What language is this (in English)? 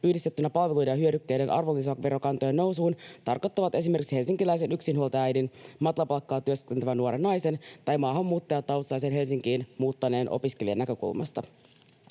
Finnish